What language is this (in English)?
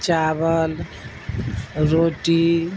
Urdu